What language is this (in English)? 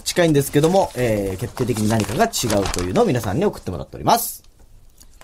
Japanese